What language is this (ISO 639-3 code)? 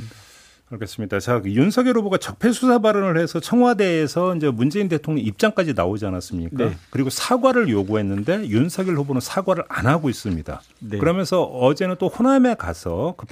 kor